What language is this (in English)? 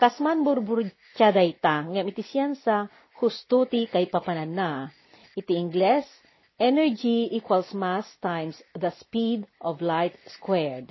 Filipino